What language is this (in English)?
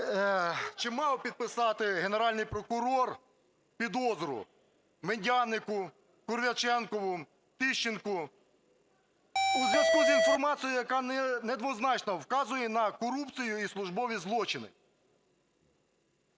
Ukrainian